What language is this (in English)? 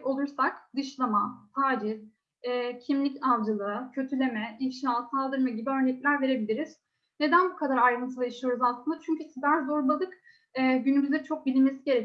Turkish